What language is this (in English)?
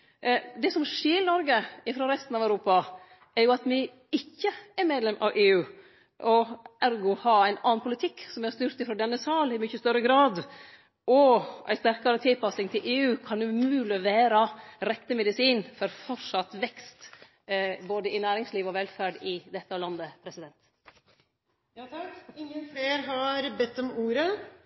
Norwegian